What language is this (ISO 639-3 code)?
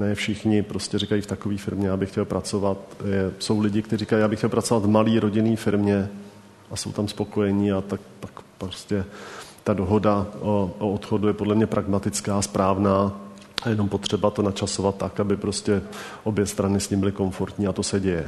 ces